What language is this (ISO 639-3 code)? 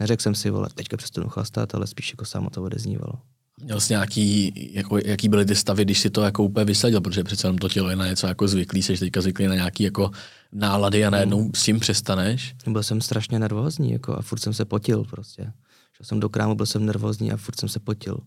ces